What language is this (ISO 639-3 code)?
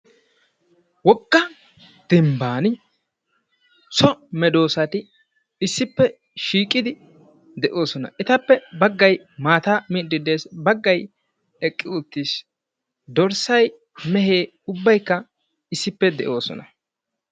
wal